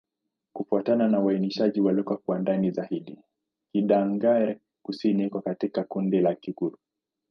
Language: Swahili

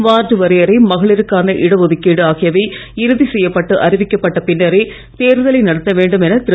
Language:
Tamil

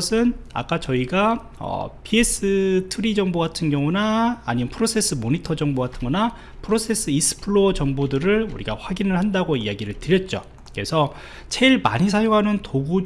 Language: Korean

